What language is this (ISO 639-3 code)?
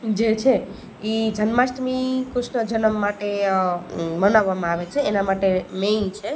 guj